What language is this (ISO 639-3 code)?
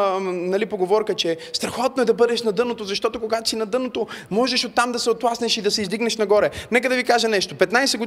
bul